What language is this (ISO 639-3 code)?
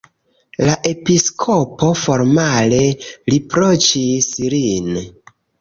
epo